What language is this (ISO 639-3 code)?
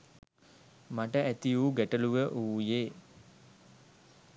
sin